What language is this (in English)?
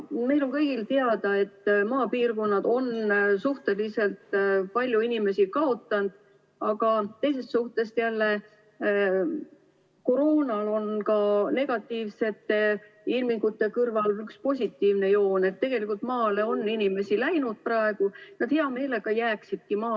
Estonian